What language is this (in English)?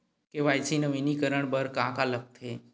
Chhattisgarhi